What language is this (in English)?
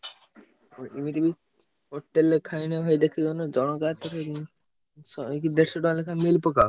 Odia